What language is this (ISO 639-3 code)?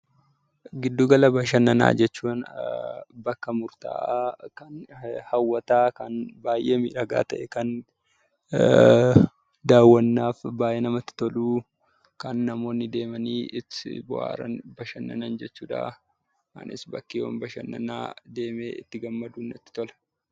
orm